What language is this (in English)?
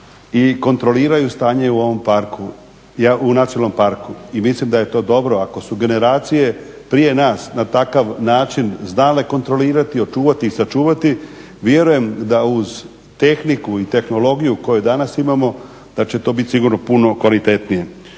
Croatian